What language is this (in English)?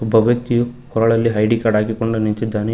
Kannada